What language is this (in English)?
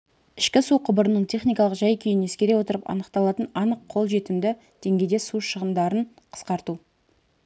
Kazakh